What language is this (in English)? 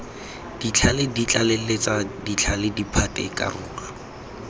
Tswana